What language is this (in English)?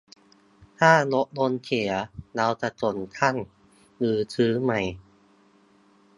Thai